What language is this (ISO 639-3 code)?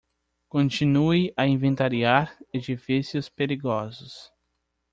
por